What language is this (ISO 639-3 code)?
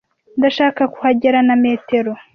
kin